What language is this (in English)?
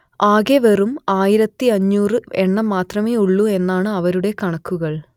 Malayalam